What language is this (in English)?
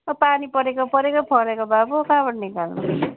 Nepali